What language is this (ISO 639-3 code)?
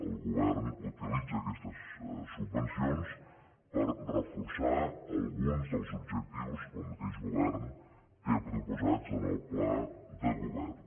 cat